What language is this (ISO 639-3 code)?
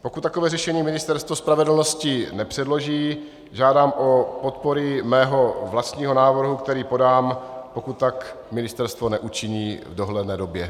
ces